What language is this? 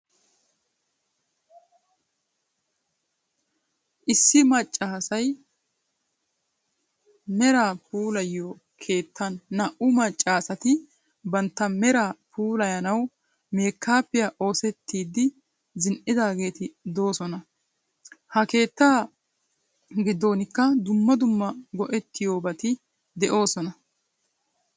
Wolaytta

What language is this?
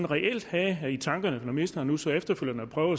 Danish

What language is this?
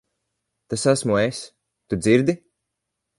Latvian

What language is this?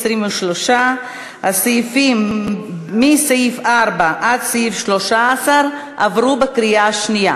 Hebrew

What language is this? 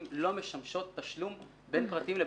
Hebrew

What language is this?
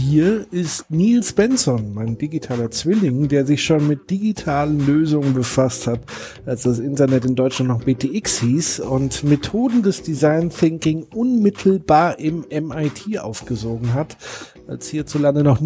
German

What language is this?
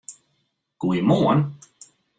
Western Frisian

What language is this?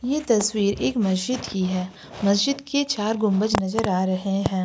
Hindi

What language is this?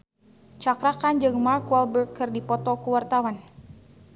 Sundanese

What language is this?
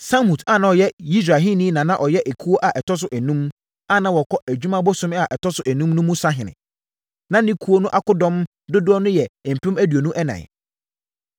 Akan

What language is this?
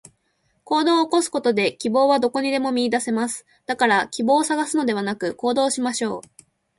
Japanese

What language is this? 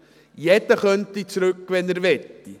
Swiss German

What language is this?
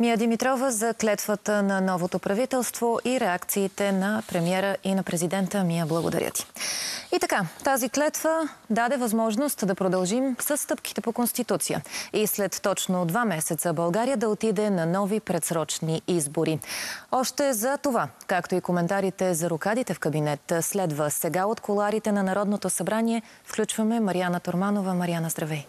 Bulgarian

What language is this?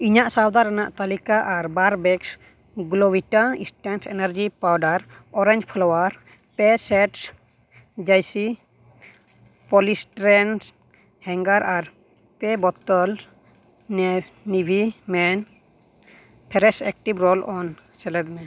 Santali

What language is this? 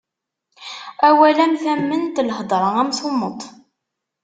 Kabyle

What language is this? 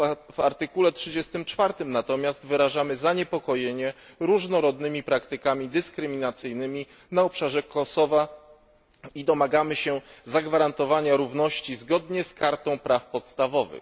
Polish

